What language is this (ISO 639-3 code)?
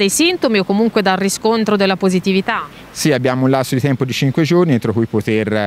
ita